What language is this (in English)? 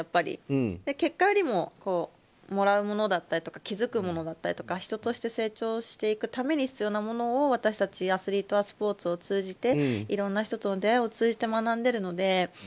Japanese